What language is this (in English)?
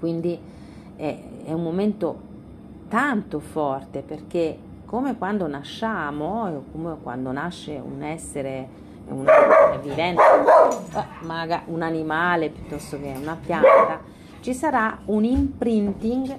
Italian